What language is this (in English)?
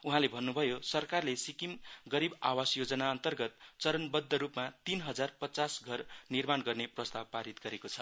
Nepali